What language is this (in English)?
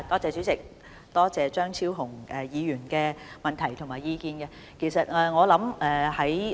Cantonese